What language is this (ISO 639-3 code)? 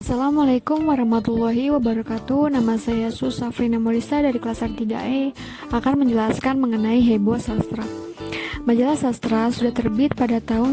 ind